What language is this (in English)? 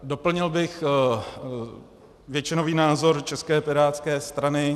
Czech